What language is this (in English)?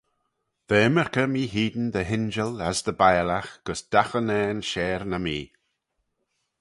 Manx